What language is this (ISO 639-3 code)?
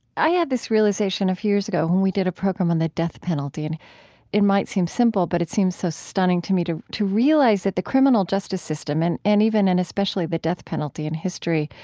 eng